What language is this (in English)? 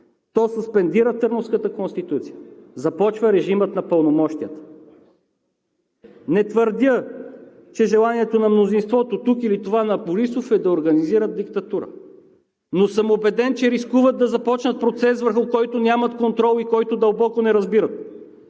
Bulgarian